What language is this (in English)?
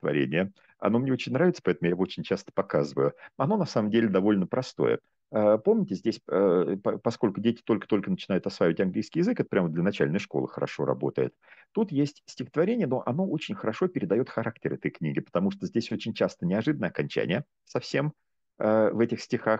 Russian